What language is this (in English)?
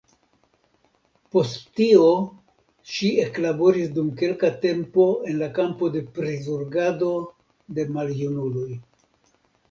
Esperanto